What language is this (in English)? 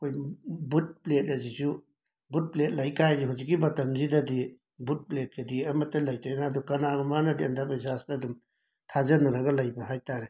Manipuri